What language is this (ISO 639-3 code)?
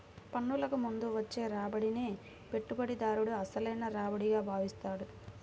tel